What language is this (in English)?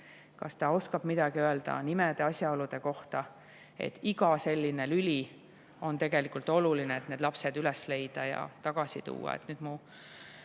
Estonian